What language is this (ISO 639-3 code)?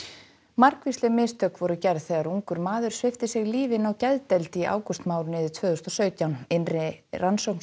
isl